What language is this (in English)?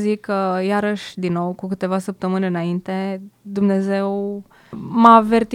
Romanian